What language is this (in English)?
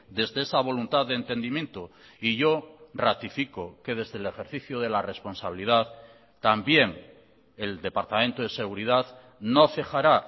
Spanish